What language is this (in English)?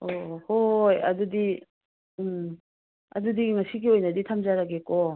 Manipuri